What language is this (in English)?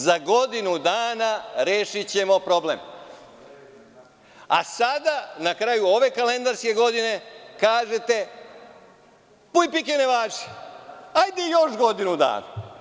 Serbian